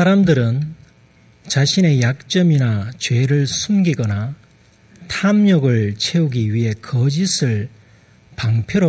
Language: Korean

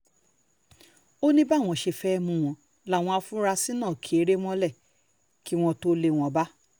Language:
Yoruba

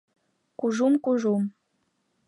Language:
Mari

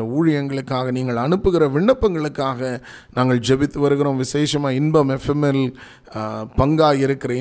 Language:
Tamil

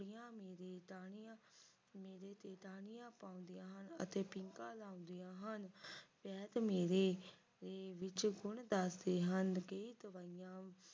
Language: Punjabi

